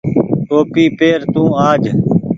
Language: Goaria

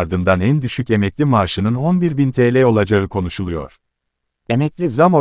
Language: Turkish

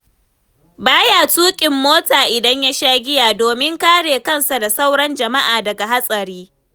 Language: Hausa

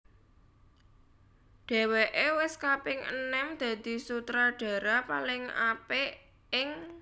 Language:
Javanese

